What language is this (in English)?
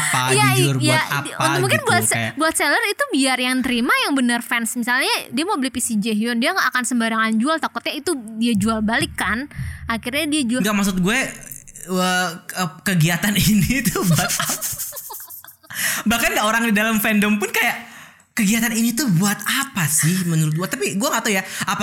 Indonesian